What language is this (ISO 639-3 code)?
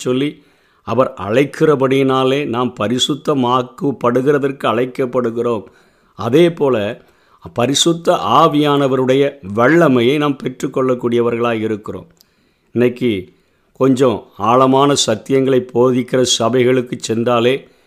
tam